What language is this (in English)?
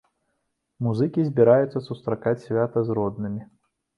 Belarusian